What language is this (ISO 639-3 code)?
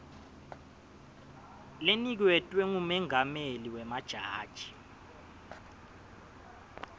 ssw